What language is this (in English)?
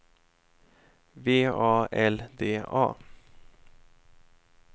Swedish